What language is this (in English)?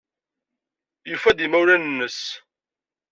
Kabyle